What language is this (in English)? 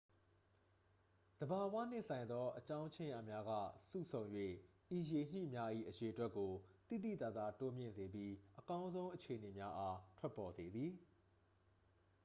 Burmese